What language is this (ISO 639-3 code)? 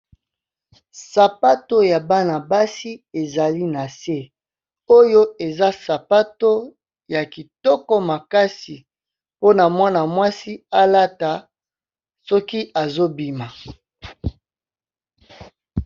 lin